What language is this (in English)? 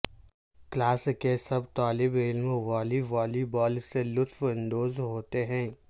Urdu